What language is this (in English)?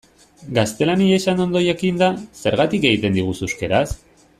Basque